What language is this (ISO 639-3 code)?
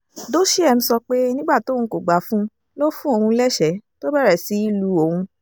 yor